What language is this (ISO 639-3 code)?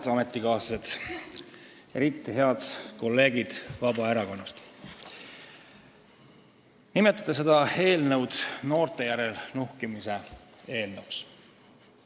est